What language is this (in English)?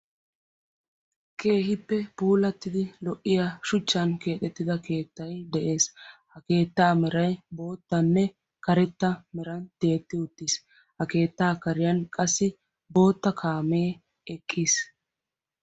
Wolaytta